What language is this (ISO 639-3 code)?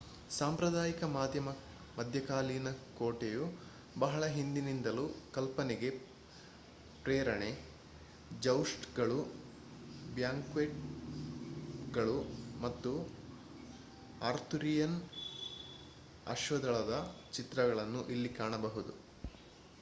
kan